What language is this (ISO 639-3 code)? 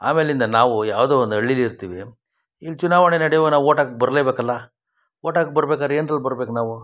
kan